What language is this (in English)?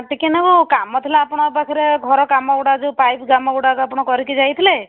Odia